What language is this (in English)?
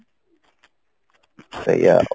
Odia